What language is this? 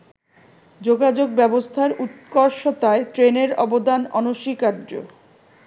Bangla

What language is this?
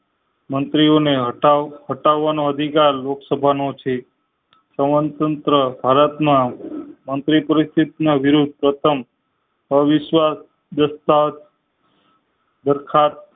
Gujarati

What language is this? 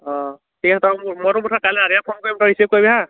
Assamese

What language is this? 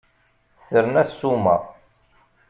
Kabyle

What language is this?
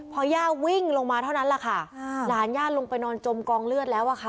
Thai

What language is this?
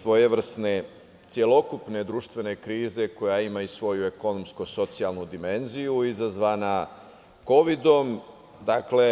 Serbian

